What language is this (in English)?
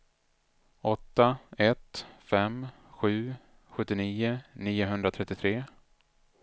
Swedish